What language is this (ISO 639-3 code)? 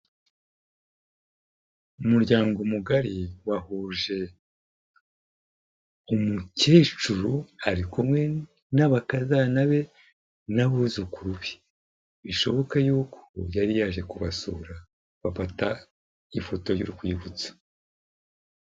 kin